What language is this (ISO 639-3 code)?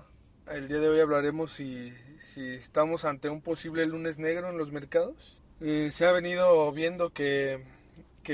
spa